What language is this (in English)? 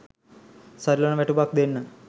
Sinhala